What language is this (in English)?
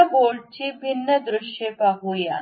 Marathi